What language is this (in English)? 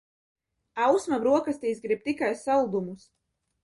Latvian